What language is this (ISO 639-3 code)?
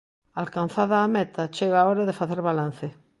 glg